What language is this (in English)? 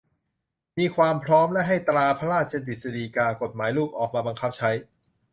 Thai